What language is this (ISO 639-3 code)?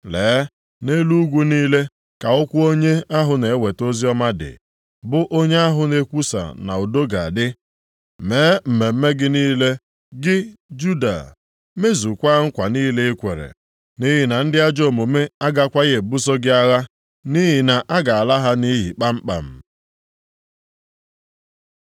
ibo